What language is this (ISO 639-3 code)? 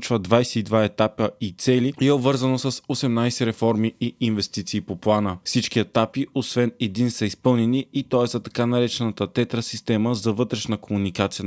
bul